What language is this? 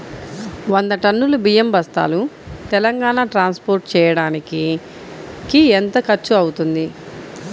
Telugu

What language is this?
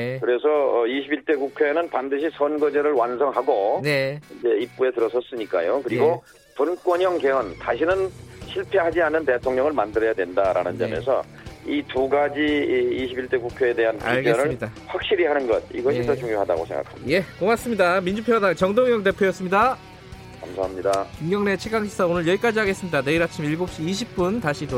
Korean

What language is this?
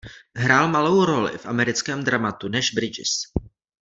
Czech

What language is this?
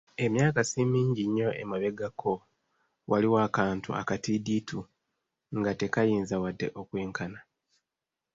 Ganda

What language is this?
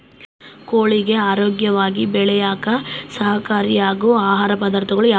Kannada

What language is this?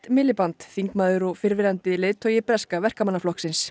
Icelandic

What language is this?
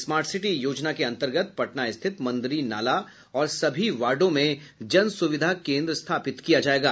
Hindi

